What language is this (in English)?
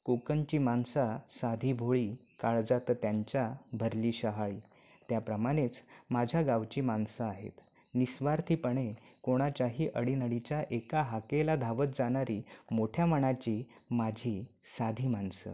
Marathi